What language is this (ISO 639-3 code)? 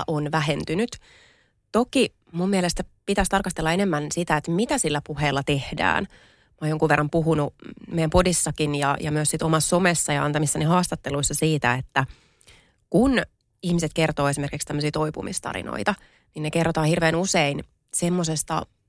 fin